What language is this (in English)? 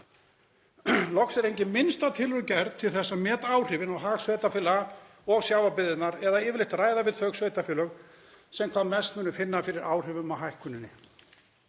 Icelandic